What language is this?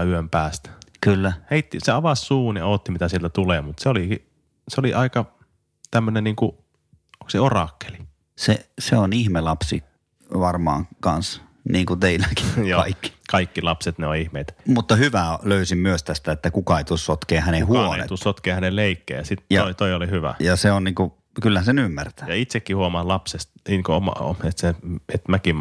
Finnish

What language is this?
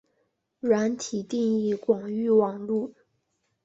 Chinese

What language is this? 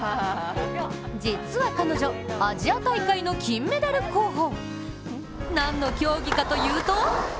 Japanese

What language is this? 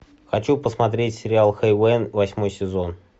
Russian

